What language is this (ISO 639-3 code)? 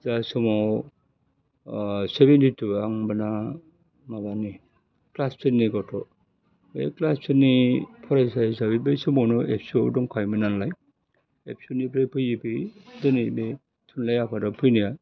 brx